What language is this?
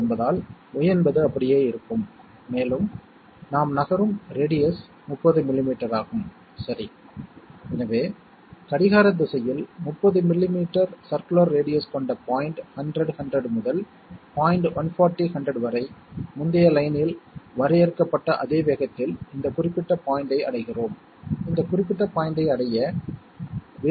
Tamil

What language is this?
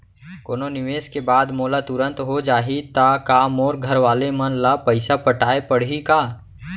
Chhattisgarhi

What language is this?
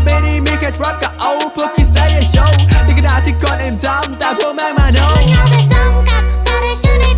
Thai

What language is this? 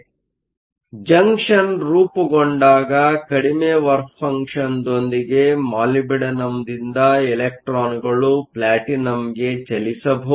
Kannada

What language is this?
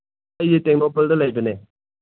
Manipuri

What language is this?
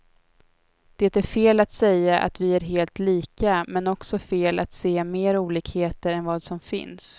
Swedish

